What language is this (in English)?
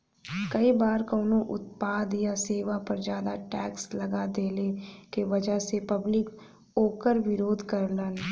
Bhojpuri